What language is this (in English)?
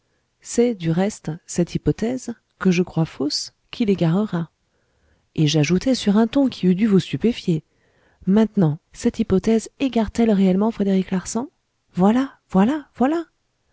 French